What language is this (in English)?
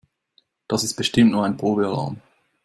German